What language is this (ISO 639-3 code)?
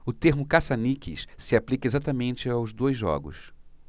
por